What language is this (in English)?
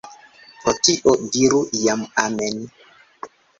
Esperanto